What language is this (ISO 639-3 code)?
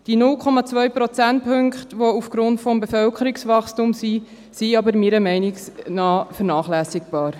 gsw